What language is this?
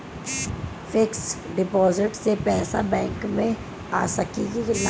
Bhojpuri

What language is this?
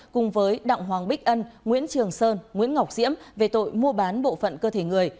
Vietnamese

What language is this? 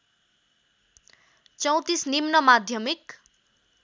Nepali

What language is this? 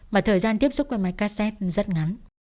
Vietnamese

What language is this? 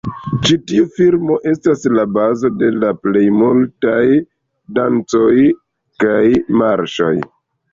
Esperanto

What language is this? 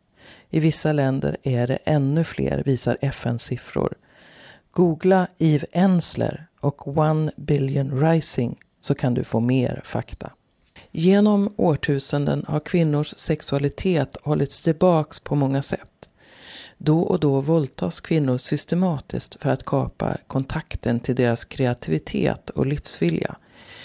Swedish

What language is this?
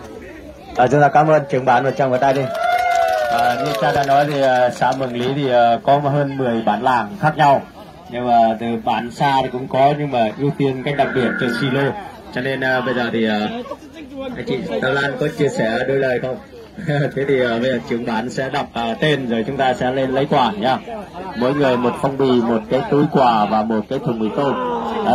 Vietnamese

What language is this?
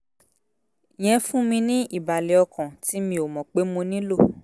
Yoruba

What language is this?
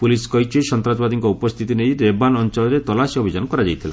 Odia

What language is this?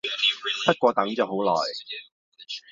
Cantonese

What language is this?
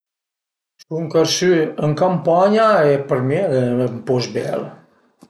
Piedmontese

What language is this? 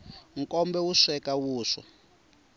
Tsonga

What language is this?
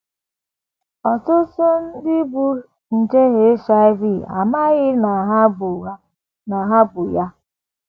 Igbo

